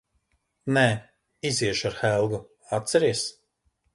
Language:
Latvian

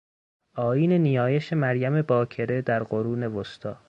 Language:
Persian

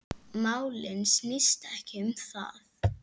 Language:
Icelandic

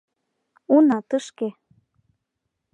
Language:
Mari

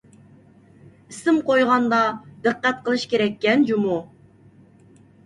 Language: Uyghur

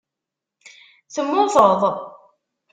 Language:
Kabyle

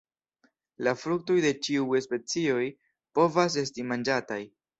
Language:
Esperanto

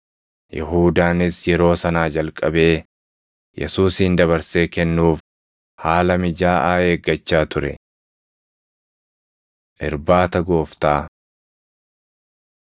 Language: Oromo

